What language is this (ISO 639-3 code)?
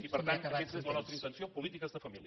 cat